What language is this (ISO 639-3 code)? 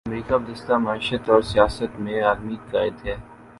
urd